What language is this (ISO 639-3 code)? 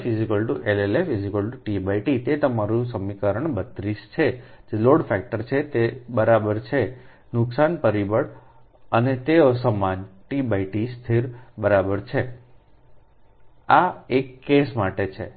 guj